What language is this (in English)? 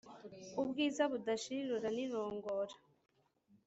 Kinyarwanda